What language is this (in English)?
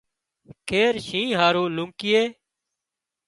Wadiyara Koli